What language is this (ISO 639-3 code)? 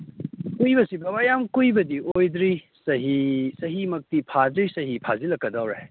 mni